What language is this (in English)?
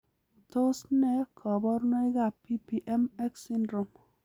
Kalenjin